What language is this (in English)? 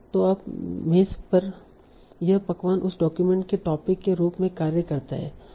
Hindi